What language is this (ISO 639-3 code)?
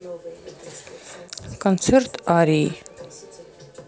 rus